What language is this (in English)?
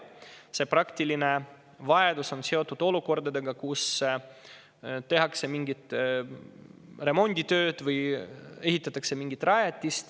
Estonian